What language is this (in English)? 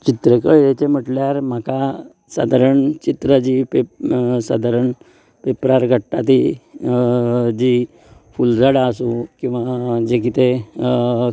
Konkani